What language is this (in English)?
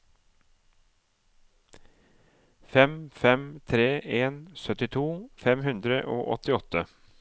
Norwegian